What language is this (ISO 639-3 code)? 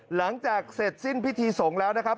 tha